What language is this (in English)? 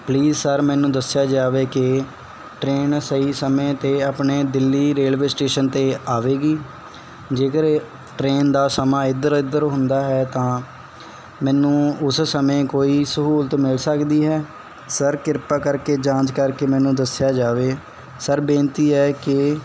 Punjabi